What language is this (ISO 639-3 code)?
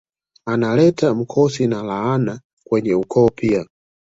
swa